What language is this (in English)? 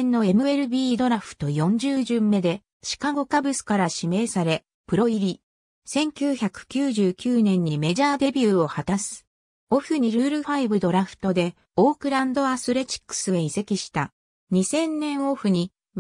Japanese